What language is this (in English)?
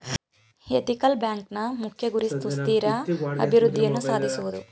Kannada